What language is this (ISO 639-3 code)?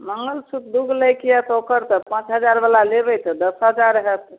mai